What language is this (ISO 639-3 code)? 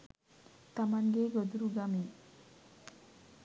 sin